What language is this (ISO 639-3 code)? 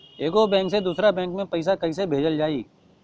bho